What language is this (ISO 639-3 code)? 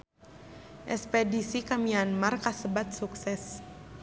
sun